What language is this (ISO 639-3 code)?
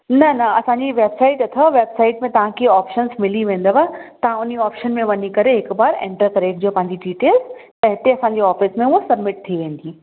snd